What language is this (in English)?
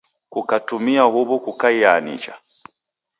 Taita